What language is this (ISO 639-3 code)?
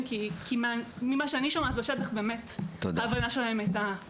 heb